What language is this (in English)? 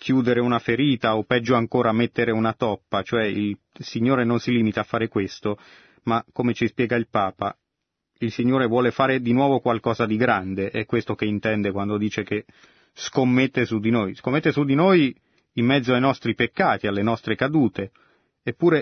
Italian